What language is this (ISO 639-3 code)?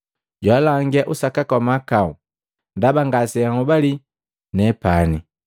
mgv